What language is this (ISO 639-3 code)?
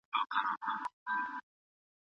pus